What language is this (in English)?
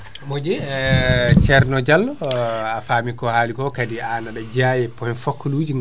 Fula